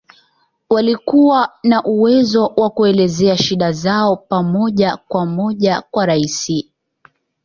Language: Swahili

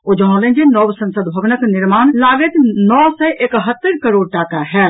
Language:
Maithili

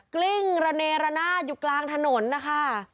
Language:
Thai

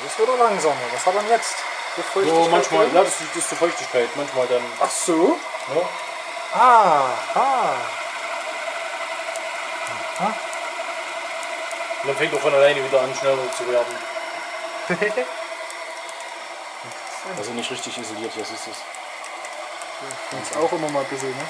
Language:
German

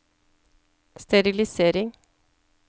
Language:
Norwegian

